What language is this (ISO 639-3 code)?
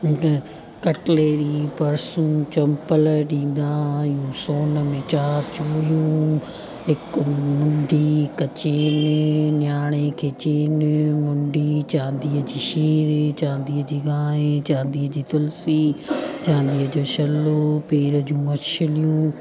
snd